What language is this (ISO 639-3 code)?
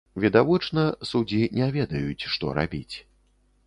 bel